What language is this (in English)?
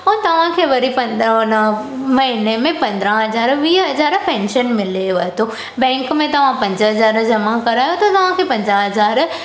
Sindhi